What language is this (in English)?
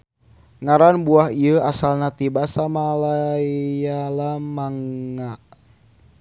Sundanese